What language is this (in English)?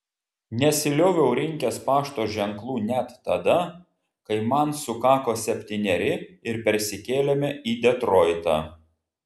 Lithuanian